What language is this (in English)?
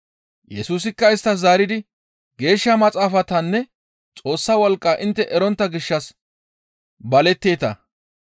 Gamo